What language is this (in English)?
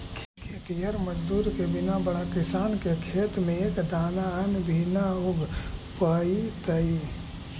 Magahi